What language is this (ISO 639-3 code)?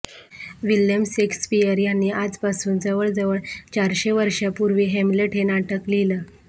mar